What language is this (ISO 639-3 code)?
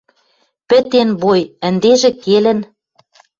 mrj